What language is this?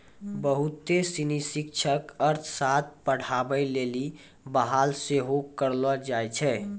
Maithili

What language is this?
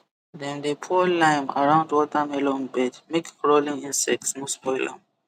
Nigerian Pidgin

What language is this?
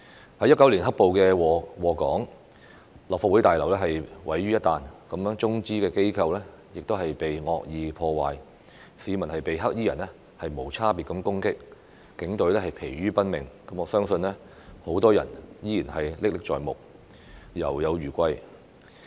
Cantonese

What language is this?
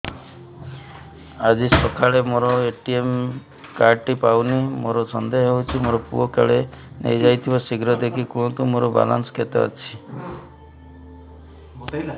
Odia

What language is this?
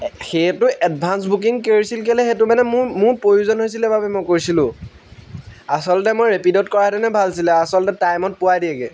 Assamese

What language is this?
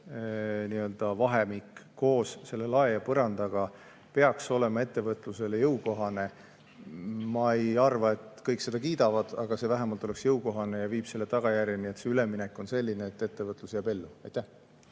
Estonian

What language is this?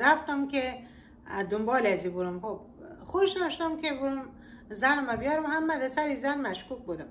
Persian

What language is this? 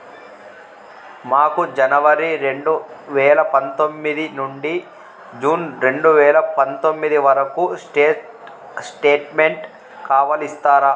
Telugu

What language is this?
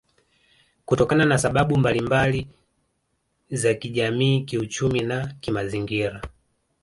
Swahili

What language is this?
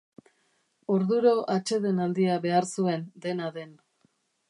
Basque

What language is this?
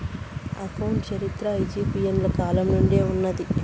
Telugu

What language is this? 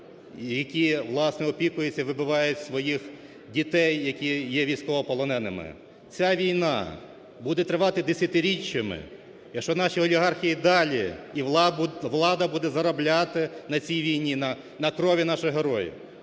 Ukrainian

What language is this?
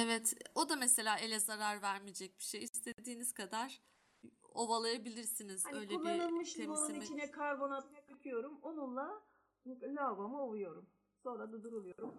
Turkish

